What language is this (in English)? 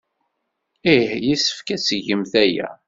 Kabyle